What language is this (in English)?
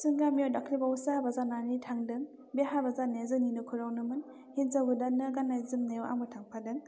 Bodo